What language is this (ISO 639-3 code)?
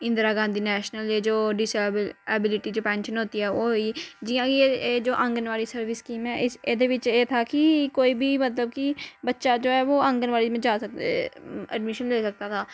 doi